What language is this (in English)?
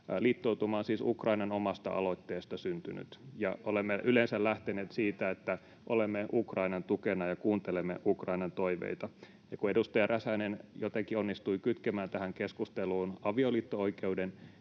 Finnish